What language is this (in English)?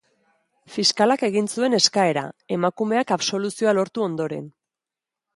Basque